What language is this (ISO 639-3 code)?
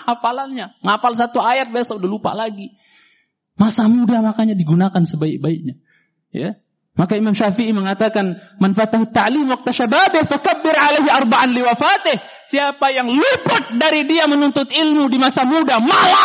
ind